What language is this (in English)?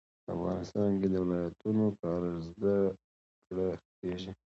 Pashto